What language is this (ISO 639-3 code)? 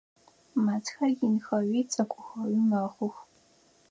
ady